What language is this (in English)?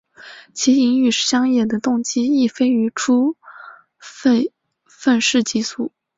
Chinese